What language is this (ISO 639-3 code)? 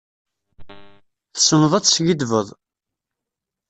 kab